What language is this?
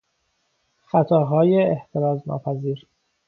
Persian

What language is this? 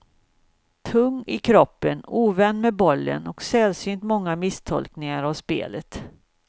Swedish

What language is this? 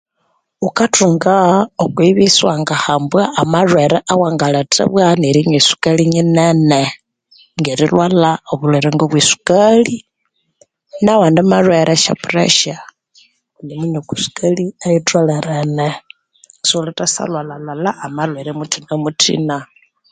Konzo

